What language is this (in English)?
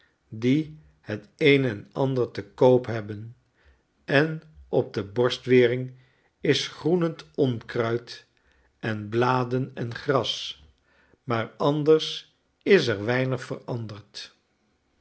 Dutch